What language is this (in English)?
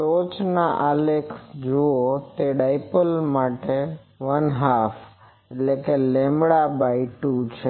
Gujarati